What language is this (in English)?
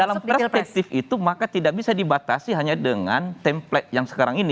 Indonesian